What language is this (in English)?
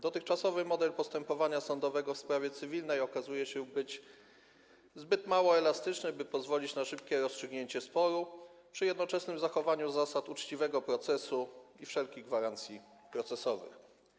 Polish